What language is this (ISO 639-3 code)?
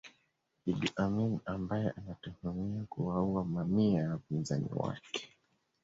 swa